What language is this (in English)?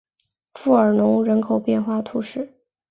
Chinese